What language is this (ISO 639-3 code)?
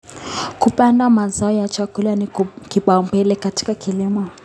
kln